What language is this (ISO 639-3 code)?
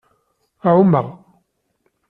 kab